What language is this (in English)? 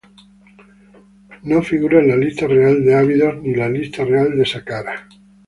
Spanish